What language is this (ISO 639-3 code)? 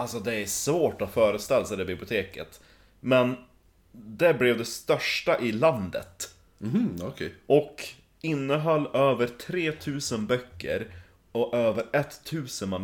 swe